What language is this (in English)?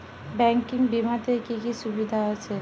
Bangla